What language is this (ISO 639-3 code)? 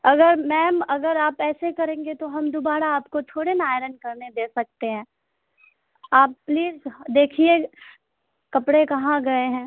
urd